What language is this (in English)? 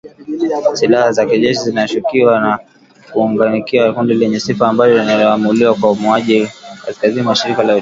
Swahili